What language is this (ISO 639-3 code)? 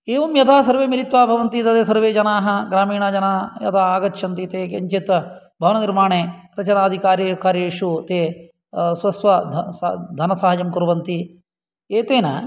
san